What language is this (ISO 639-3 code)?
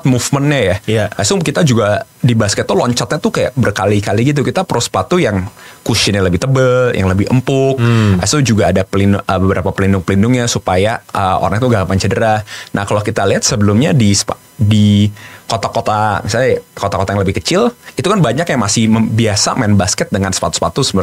ind